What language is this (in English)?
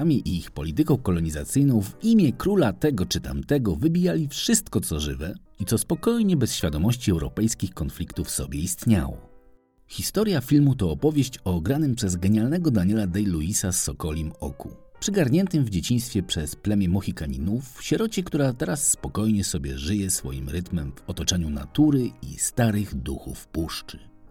Polish